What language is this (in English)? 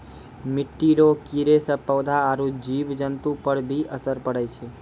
Maithili